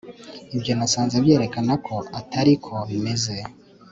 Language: Kinyarwanda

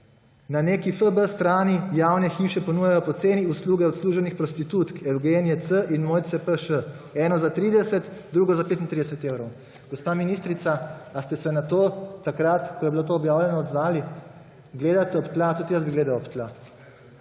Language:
Slovenian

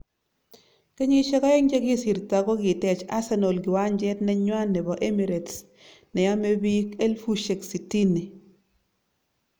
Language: Kalenjin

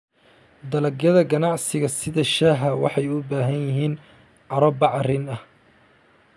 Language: Somali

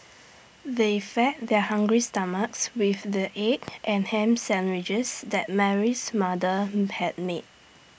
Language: English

